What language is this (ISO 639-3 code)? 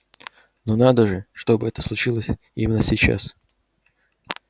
rus